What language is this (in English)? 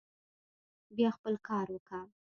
Pashto